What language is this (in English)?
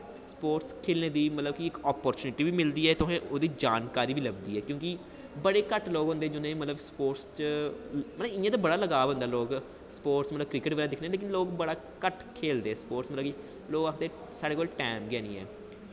Dogri